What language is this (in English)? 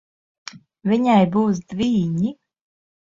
Latvian